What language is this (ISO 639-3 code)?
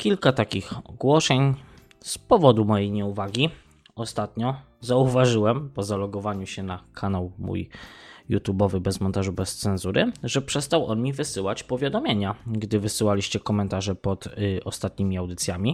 pol